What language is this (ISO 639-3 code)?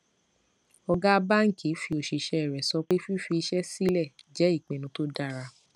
yor